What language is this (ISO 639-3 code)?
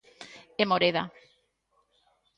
glg